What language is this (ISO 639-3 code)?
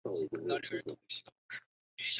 zho